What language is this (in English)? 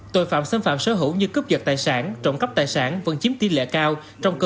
Vietnamese